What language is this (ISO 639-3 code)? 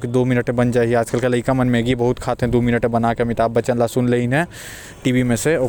kfp